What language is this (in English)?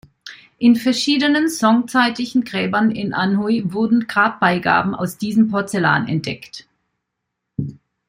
German